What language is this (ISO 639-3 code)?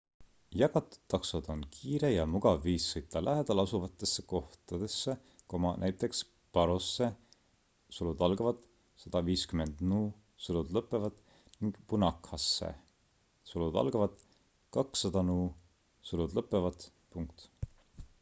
est